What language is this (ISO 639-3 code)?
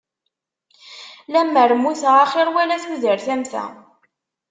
kab